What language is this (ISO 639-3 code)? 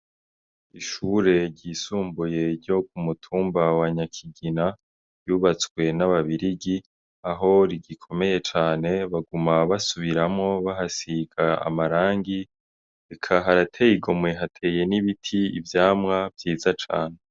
run